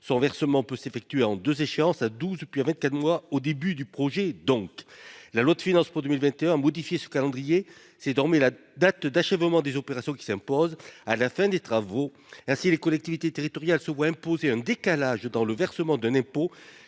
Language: French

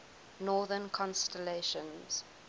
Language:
English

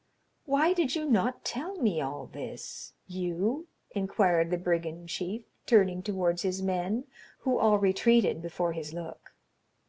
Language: English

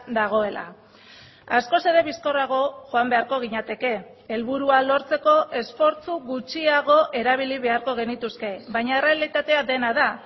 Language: Basque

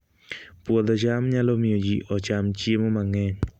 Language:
Luo (Kenya and Tanzania)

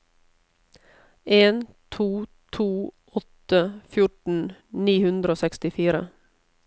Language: Norwegian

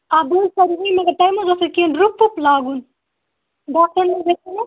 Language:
Kashmiri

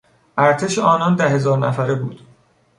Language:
Persian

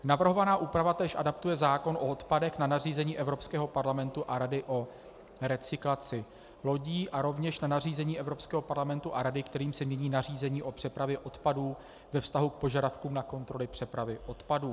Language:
Czech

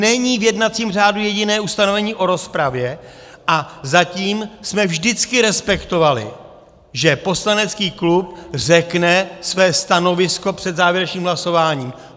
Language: Czech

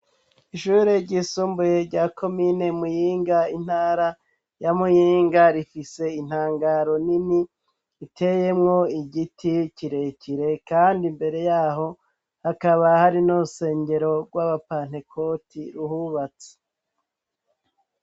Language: Rundi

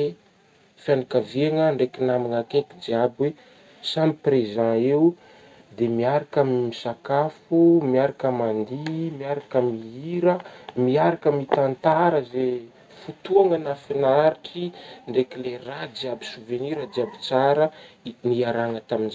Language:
Northern Betsimisaraka Malagasy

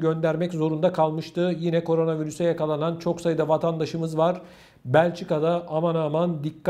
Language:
Turkish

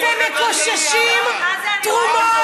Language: Hebrew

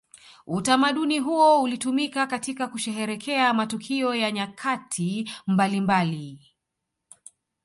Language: Swahili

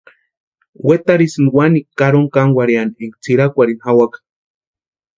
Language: Western Highland Purepecha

